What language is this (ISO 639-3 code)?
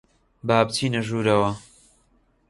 ckb